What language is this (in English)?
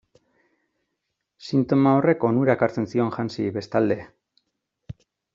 Basque